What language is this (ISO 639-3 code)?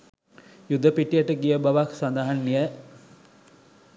sin